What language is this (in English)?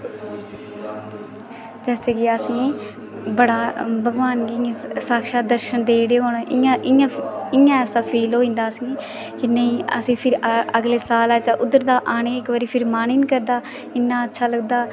Dogri